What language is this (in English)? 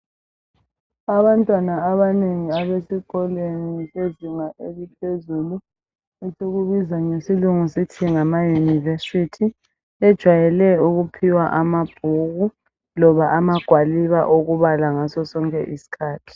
North Ndebele